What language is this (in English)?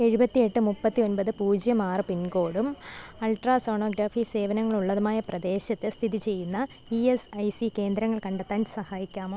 Malayalam